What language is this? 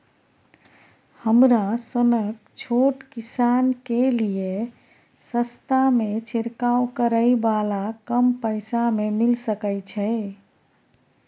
Maithili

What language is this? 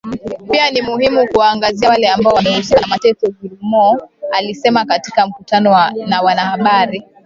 Swahili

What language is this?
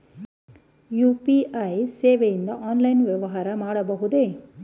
Kannada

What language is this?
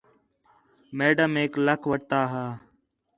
Khetrani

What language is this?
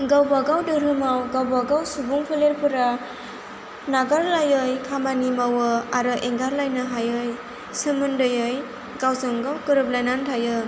Bodo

